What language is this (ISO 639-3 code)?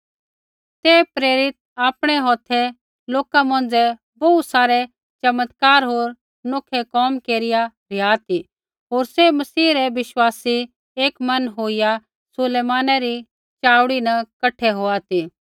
kfx